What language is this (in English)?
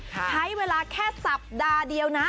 Thai